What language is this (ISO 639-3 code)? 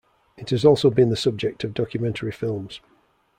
eng